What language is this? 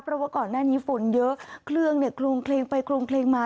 Thai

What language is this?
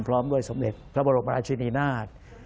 Thai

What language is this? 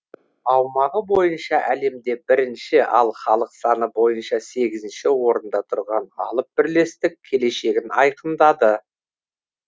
Kazakh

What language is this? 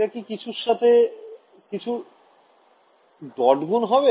Bangla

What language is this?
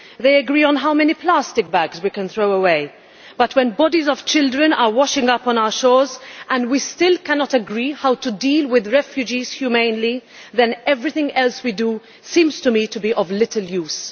English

